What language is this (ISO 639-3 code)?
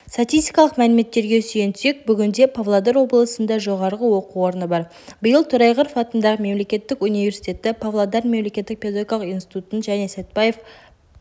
kaz